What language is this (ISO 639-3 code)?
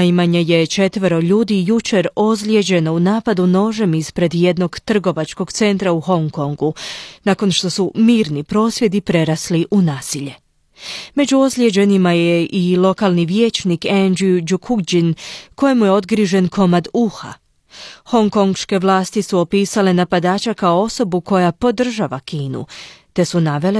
hrv